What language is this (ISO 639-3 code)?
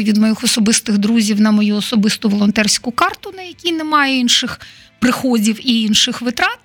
ukr